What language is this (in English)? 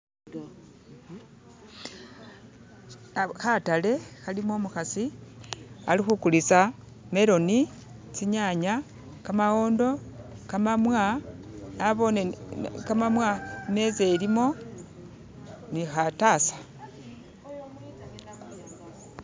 Masaaba